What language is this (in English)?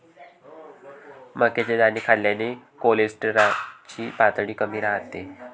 Marathi